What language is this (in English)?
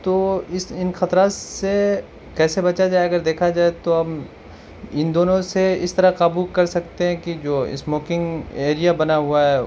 Urdu